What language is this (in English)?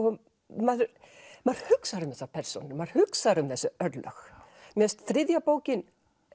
Icelandic